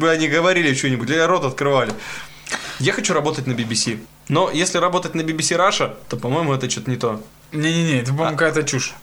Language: Russian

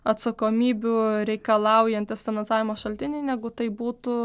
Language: Lithuanian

